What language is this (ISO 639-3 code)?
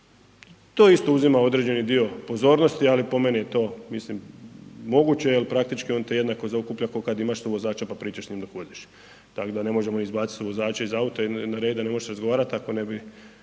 hrv